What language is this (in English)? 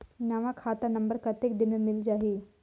Chhattisgarhi